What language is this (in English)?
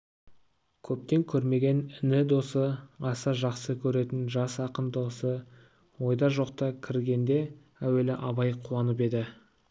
Kazakh